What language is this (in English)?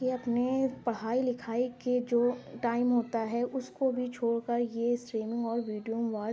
Urdu